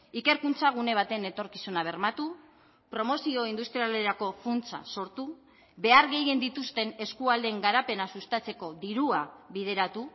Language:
Basque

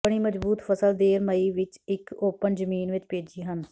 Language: Punjabi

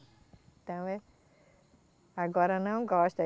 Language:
Portuguese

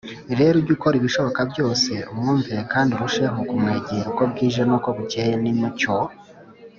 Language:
Kinyarwanda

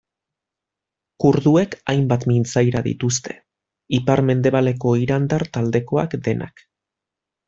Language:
Basque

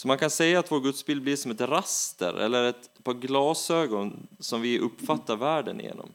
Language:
Swedish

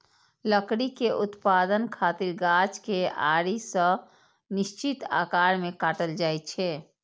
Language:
Maithili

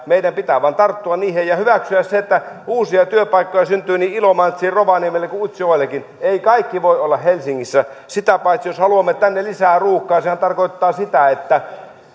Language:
Finnish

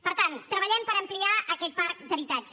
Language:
Catalan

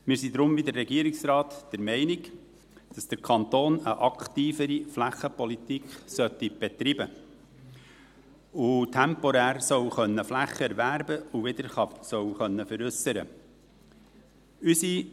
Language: Swiss German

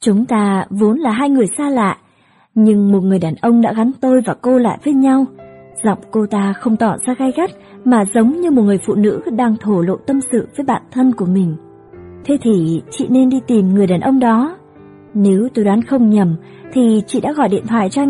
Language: Vietnamese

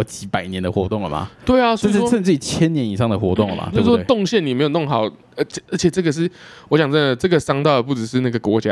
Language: Chinese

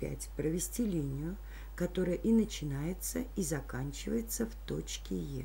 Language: Russian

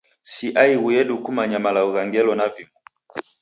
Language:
Taita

